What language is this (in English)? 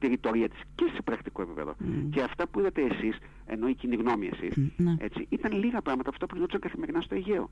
Greek